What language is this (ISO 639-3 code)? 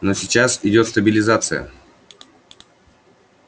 rus